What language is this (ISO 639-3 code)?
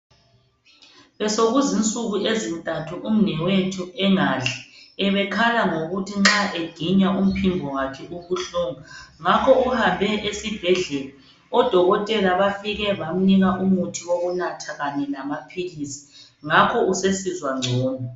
nde